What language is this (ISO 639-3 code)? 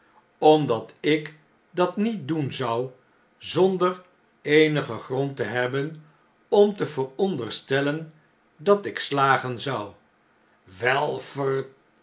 nld